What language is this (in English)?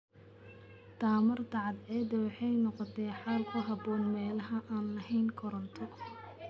Somali